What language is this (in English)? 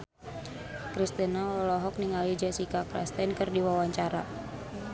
Sundanese